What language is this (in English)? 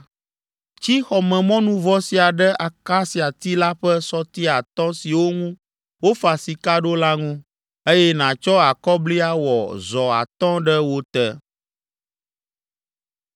Ewe